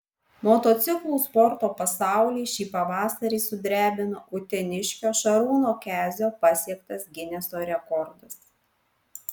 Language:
Lithuanian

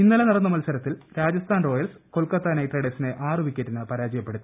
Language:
Malayalam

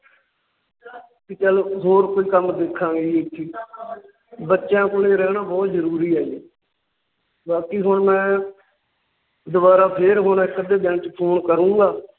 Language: Punjabi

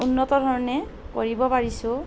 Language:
Assamese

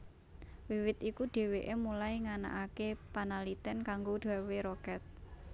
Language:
Javanese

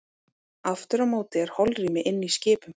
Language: Icelandic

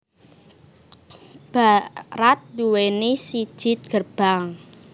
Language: Javanese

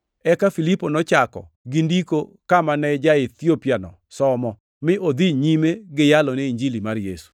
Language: Luo (Kenya and Tanzania)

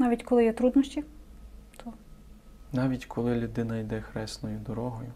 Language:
Ukrainian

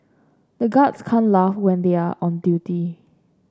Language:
English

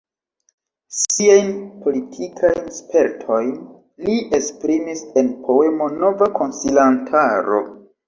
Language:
Esperanto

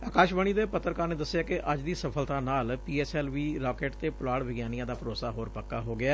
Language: Punjabi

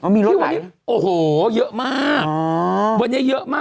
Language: Thai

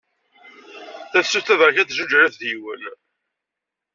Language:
Kabyle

